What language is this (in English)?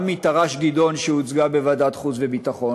Hebrew